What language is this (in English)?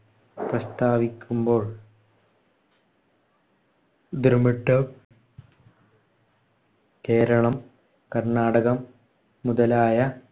Malayalam